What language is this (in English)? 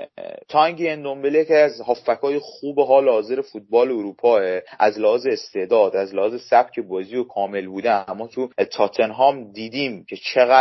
Persian